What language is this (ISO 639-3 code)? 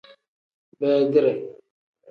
kdh